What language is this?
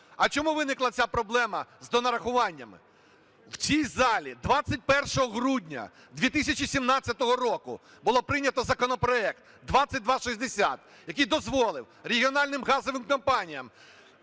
Ukrainian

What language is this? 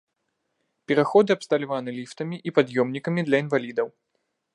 Belarusian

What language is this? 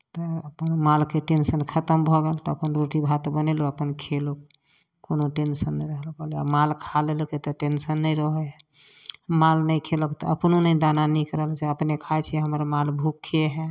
Maithili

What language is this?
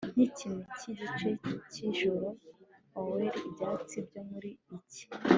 Kinyarwanda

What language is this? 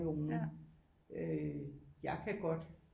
Danish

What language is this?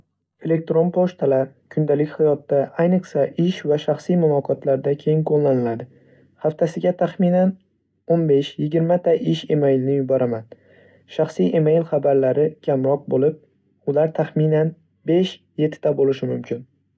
Uzbek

